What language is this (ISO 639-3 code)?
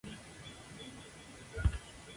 spa